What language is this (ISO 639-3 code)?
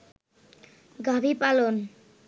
ben